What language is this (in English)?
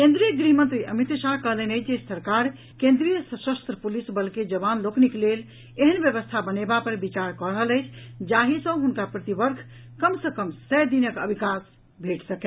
Maithili